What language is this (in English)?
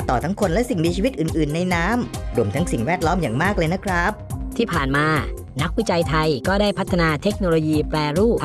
Thai